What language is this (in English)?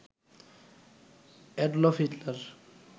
Bangla